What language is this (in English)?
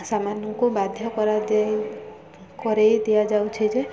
Odia